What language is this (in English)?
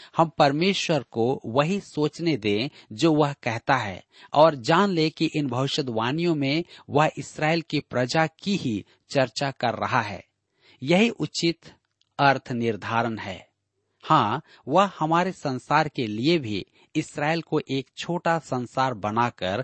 Hindi